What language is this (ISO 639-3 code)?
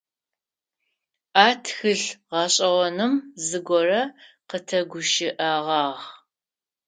ady